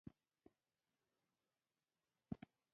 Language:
Pashto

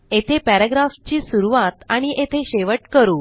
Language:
Marathi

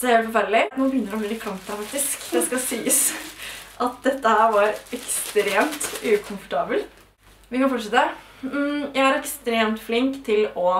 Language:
Norwegian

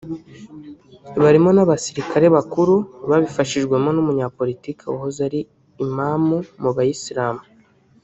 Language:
Kinyarwanda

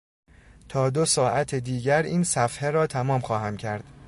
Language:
Persian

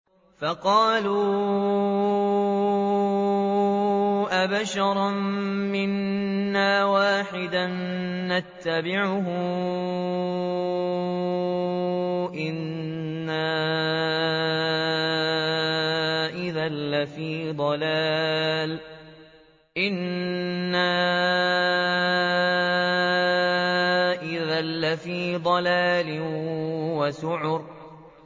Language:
Arabic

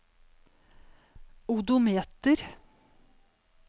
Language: Norwegian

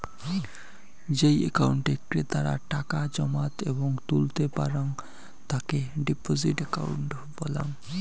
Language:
Bangla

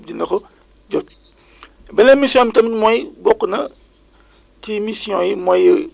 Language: Wolof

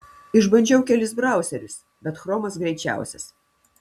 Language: Lithuanian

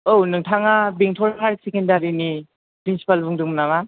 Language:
Bodo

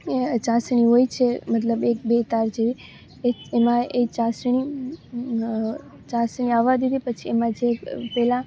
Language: Gujarati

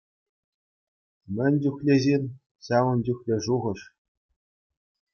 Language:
Chuvash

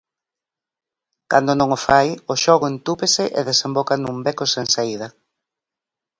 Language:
Galician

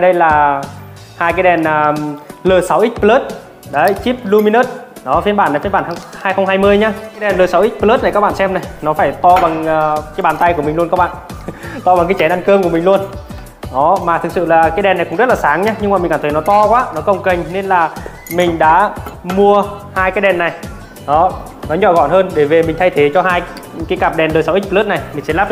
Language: Vietnamese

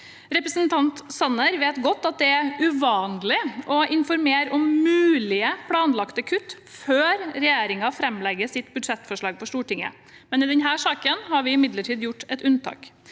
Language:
Norwegian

